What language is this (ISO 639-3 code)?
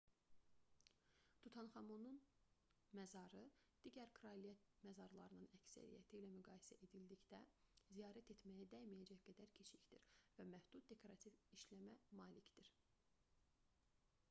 aze